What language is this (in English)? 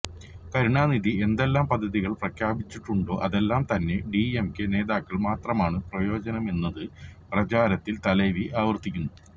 Malayalam